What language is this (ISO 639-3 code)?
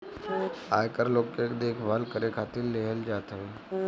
bho